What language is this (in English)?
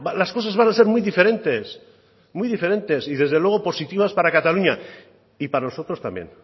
Spanish